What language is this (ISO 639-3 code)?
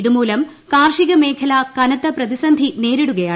mal